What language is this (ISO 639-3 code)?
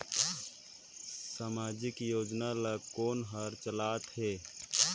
hne